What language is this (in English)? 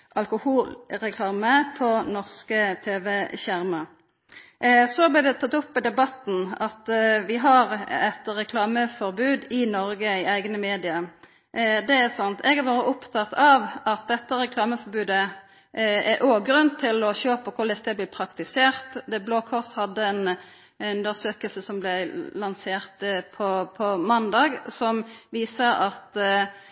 Norwegian Nynorsk